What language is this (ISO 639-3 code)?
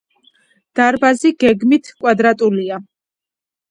kat